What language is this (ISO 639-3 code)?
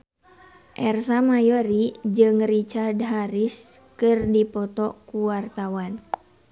sun